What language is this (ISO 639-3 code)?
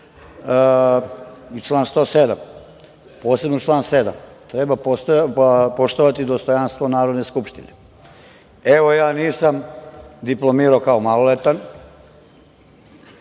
srp